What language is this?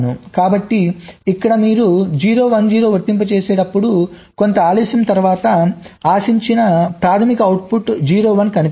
Telugu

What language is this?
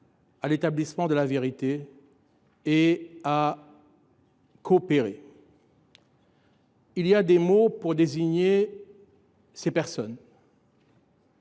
French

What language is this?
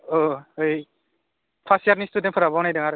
Bodo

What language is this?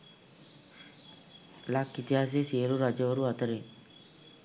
Sinhala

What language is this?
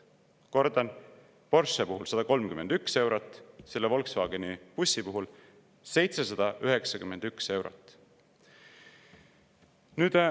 Estonian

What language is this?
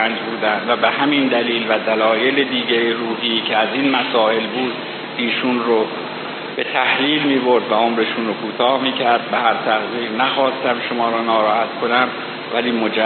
Persian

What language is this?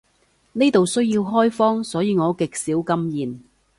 Cantonese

